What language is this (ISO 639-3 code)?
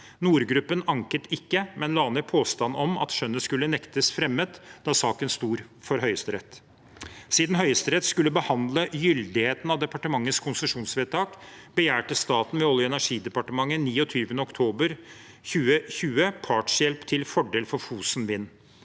nor